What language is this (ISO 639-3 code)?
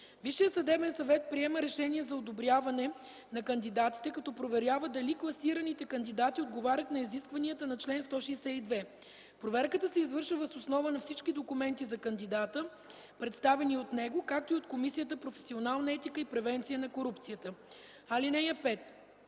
bul